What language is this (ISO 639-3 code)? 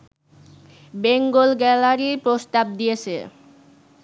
ben